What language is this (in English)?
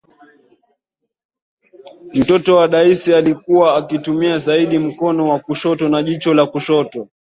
Swahili